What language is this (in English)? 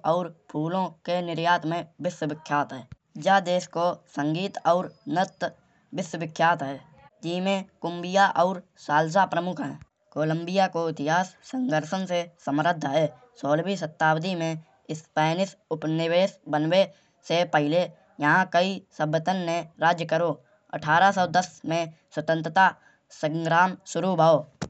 Kanauji